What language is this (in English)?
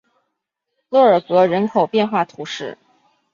Chinese